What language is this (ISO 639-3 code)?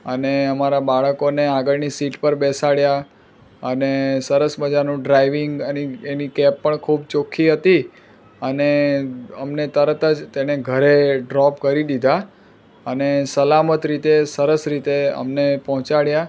guj